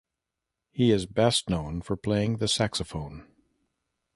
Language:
English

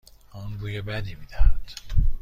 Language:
Persian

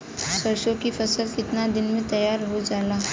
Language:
Bhojpuri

